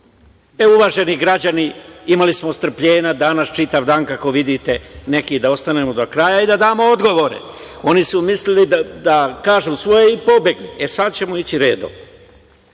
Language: Serbian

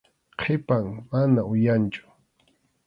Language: Arequipa-La Unión Quechua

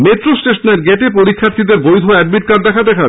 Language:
Bangla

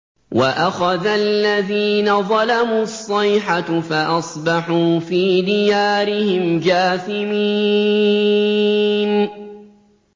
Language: Arabic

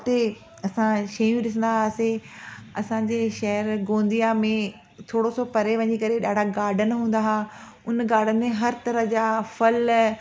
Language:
Sindhi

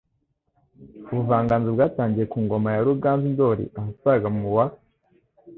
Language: Kinyarwanda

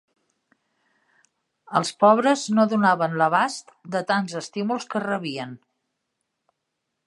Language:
Catalan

